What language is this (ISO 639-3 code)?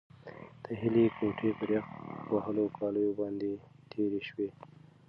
pus